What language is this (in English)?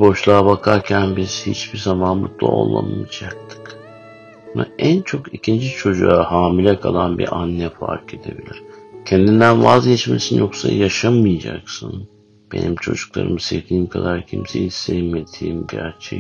Turkish